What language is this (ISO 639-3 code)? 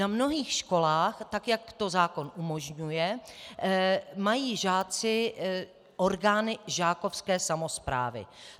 ces